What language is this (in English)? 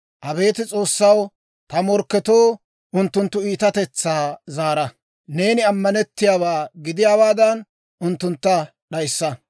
Dawro